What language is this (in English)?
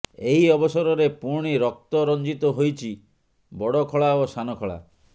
Odia